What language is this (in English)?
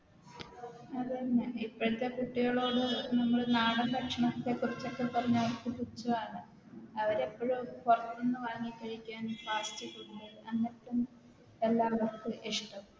Malayalam